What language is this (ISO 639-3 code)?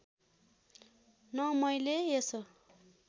nep